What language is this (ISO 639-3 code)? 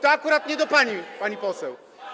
pol